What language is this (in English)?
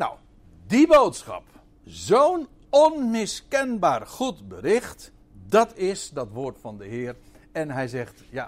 Dutch